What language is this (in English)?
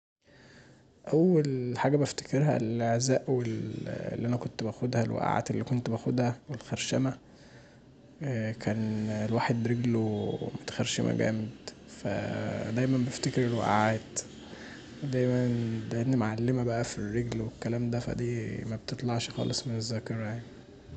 Egyptian Arabic